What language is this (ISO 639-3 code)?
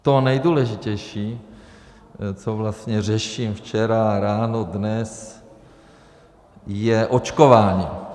ces